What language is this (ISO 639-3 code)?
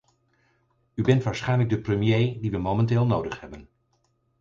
nld